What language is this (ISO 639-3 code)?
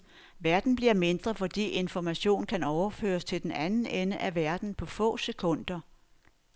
dan